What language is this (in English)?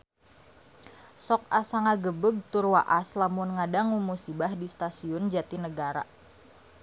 Sundanese